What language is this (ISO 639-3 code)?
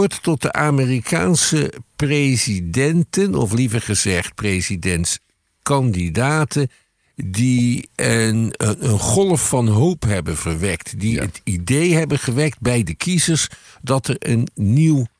nld